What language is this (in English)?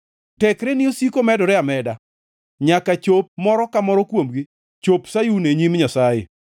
Luo (Kenya and Tanzania)